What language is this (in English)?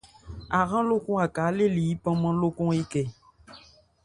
Ebrié